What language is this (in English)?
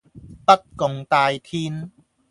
Cantonese